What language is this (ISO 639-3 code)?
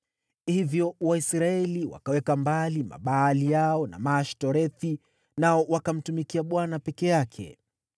swa